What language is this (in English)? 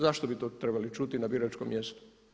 Croatian